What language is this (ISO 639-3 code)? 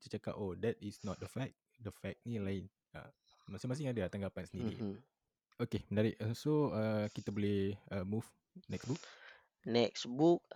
msa